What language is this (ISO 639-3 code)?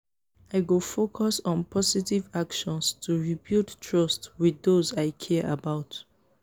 pcm